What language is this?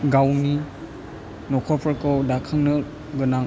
Bodo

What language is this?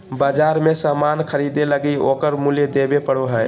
Magahi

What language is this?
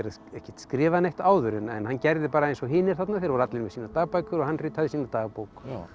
Icelandic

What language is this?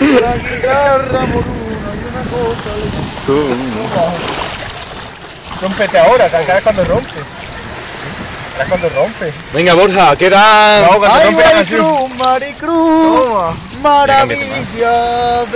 Spanish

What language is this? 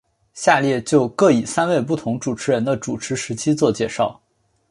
Chinese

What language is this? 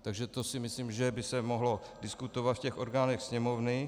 Czech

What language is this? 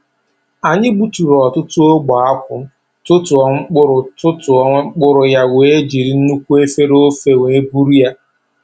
Igbo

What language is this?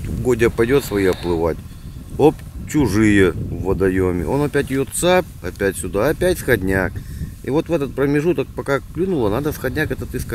Russian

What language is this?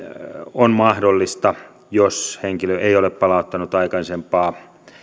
Finnish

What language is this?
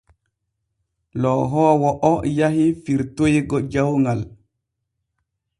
Borgu Fulfulde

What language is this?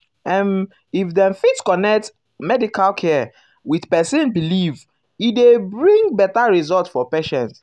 Nigerian Pidgin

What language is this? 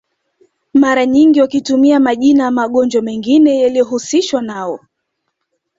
Swahili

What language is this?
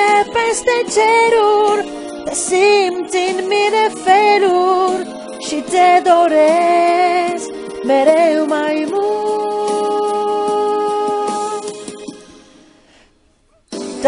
Romanian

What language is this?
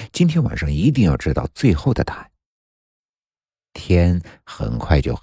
Chinese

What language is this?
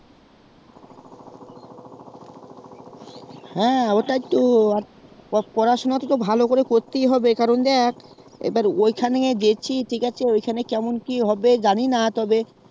Bangla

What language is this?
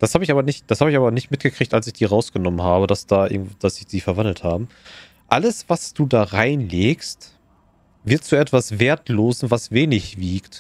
German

